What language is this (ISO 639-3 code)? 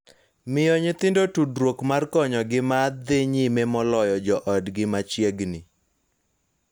luo